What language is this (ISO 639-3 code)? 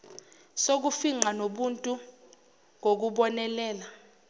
zul